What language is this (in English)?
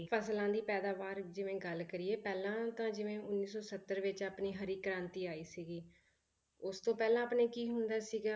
Punjabi